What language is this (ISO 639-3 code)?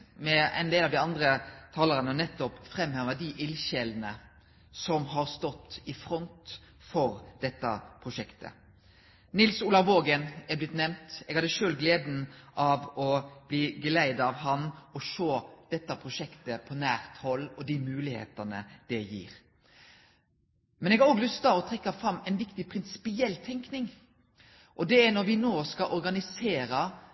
nno